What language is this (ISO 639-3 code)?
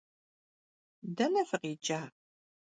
kbd